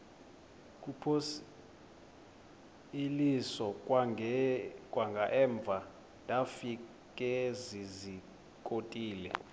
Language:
Xhosa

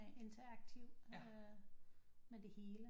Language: Danish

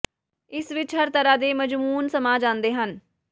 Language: Punjabi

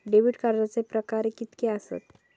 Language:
Marathi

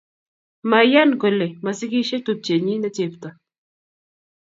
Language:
Kalenjin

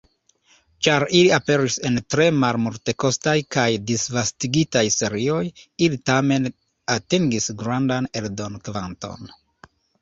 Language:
Esperanto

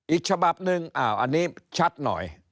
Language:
Thai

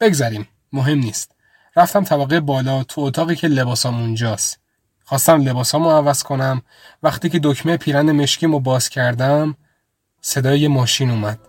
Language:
Persian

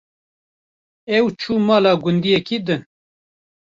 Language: Kurdish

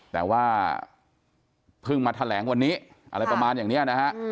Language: Thai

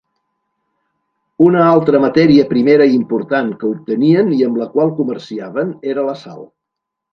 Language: Catalan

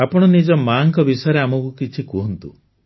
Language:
Odia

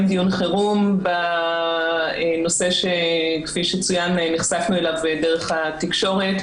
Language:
Hebrew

